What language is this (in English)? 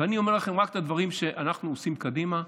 Hebrew